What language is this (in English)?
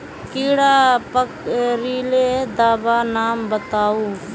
Magahi